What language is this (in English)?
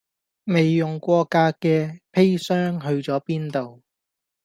Cantonese